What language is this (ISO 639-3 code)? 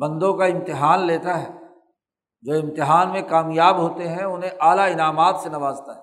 urd